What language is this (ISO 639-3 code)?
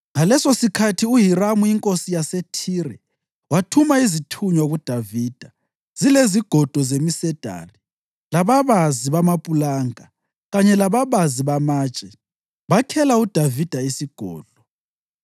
nde